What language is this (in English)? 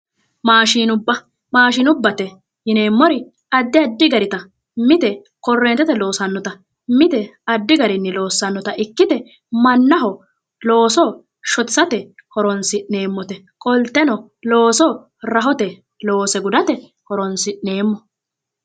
Sidamo